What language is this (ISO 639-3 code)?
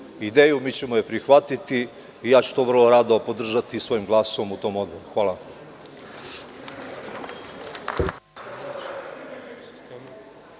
srp